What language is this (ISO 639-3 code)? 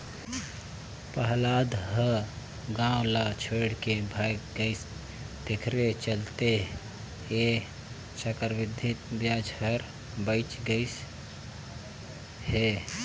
hne